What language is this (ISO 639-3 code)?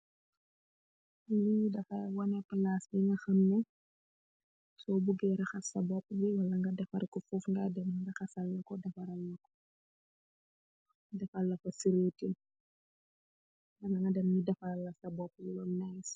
wol